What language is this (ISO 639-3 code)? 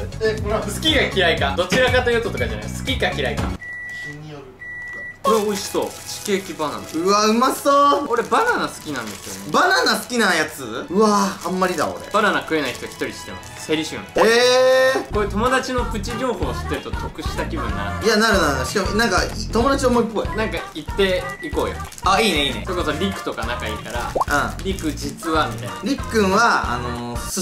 jpn